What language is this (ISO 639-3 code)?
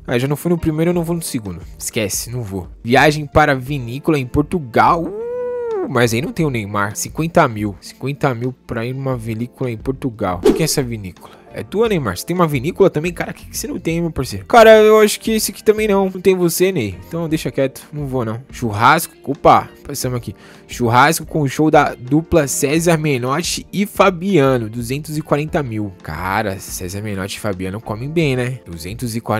por